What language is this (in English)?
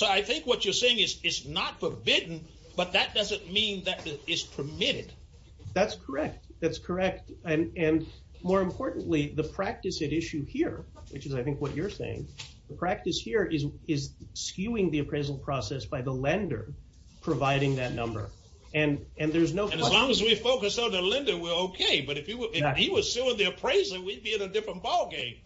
English